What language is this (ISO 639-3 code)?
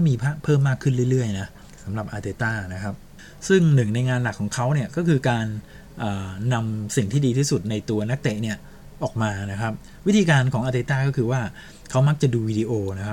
tha